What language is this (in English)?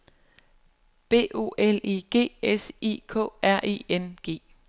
Danish